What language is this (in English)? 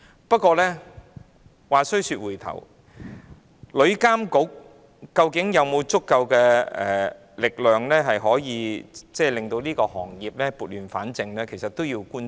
Cantonese